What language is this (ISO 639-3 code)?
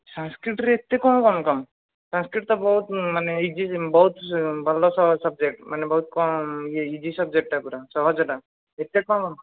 ori